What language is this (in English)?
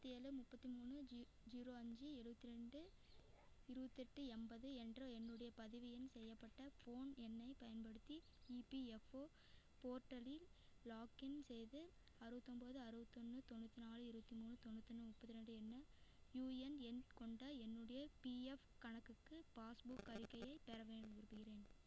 Tamil